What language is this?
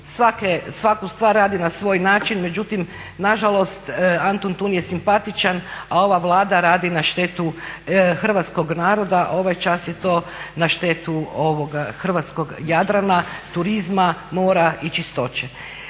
Croatian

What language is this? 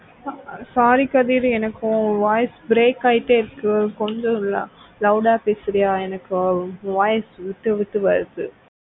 Tamil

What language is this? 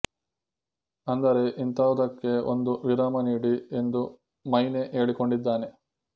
Kannada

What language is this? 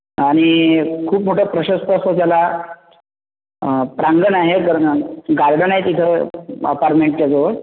Marathi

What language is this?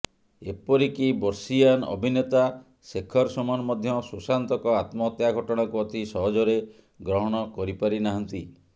Odia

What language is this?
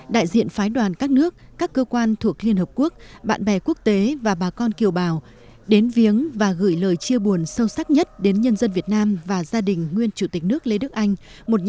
Vietnamese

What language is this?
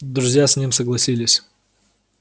Russian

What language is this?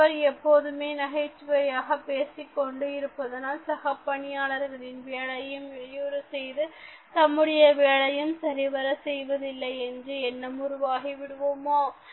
Tamil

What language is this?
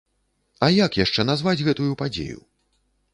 Belarusian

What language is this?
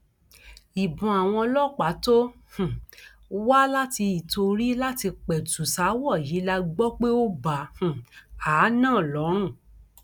Yoruba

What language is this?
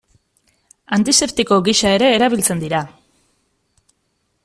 Basque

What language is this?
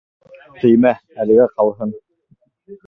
Bashkir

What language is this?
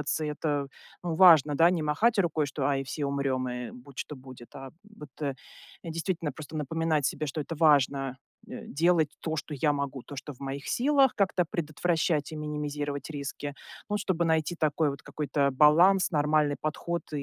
Russian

